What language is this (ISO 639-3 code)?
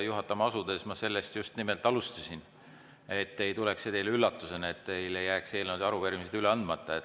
est